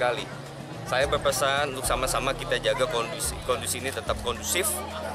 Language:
Indonesian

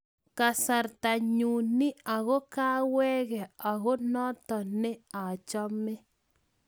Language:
Kalenjin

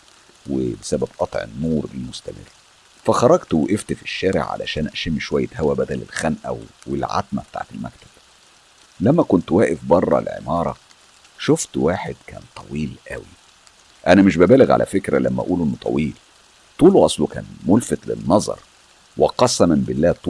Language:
Arabic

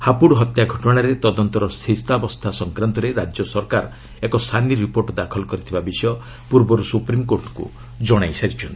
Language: Odia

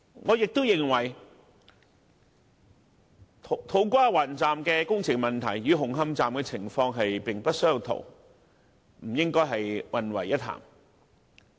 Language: Cantonese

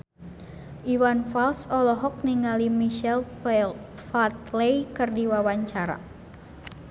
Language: Sundanese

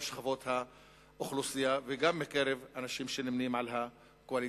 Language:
Hebrew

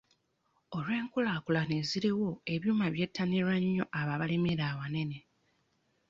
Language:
Ganda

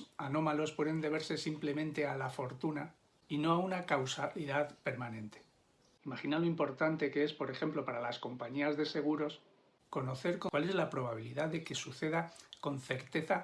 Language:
Spanish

